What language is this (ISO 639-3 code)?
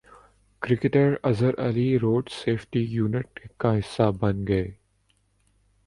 urd